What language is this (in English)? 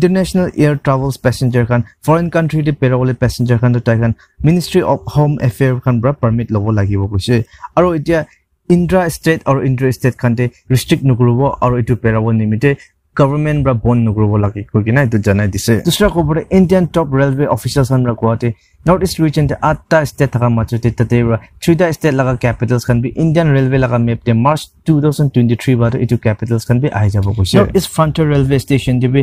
English